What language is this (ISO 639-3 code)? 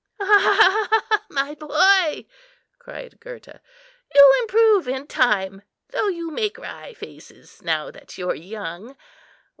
eng